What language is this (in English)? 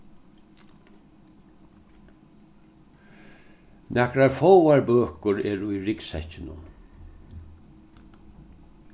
Faroese